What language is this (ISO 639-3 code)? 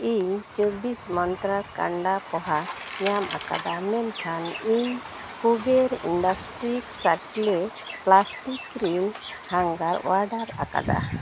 sat